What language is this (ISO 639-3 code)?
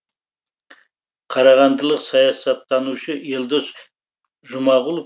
kaz